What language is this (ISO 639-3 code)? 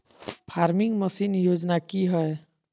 mag